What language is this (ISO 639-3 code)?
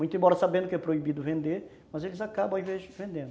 por